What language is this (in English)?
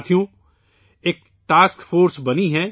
Urdu